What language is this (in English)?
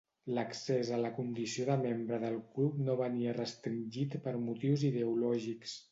Catalan